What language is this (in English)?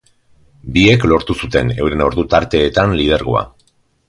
Basque